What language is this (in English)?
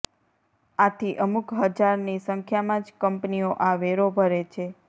Gujarati